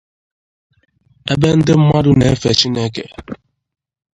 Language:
Igbo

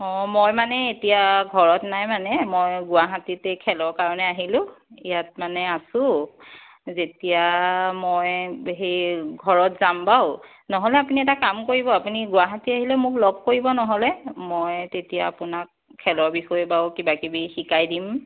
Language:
Assamese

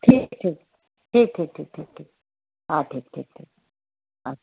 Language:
Sindhi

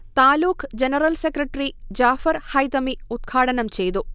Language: Malayalam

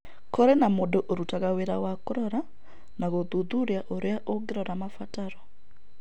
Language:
Kikuyu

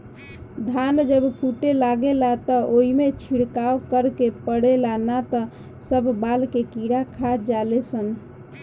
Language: Bhojpuri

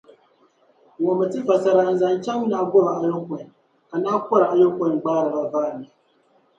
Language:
Dagbani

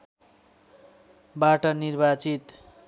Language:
Nepali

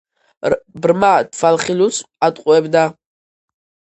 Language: Georgian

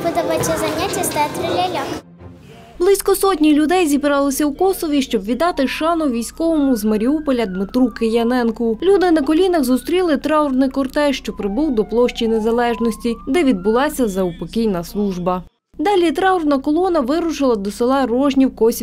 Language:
Ukrainian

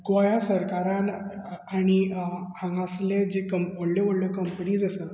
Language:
Konkani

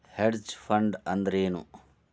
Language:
Kannada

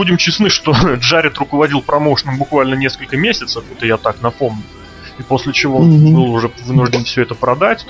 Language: Russian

